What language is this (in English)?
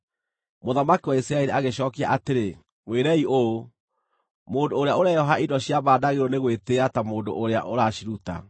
Kikuyu